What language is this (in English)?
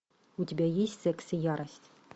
Russian